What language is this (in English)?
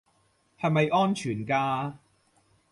Cantonese